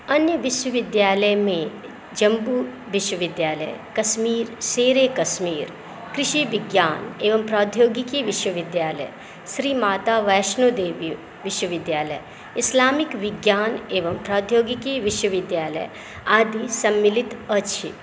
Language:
Maithili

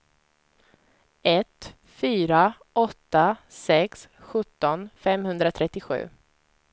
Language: Swedish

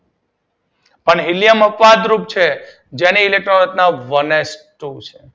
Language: Gujarati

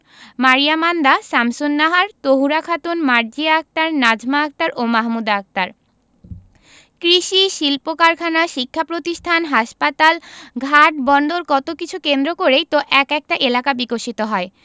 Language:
Bangla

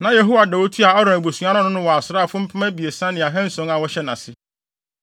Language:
Akan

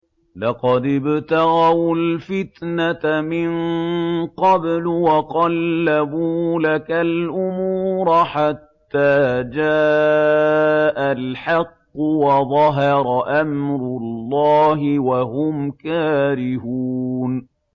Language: Arabic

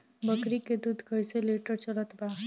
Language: Bhojpuri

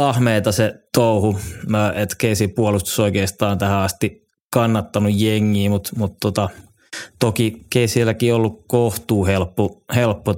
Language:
Finnish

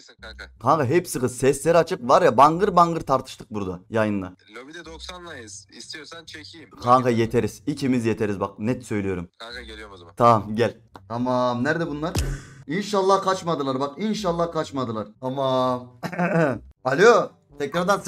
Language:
Turkish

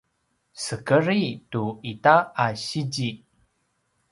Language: Paiwan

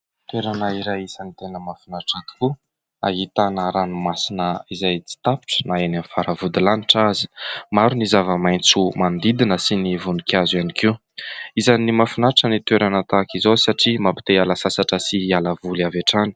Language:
Malagasy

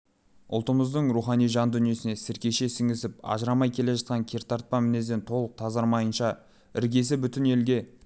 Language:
Kazakh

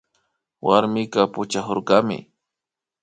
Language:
Imbabura Highland Quichua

